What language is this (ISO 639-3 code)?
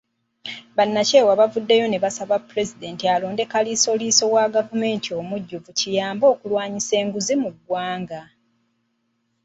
lug